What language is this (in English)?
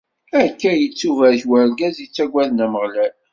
Kabyle